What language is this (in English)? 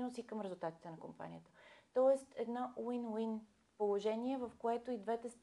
Bulgarian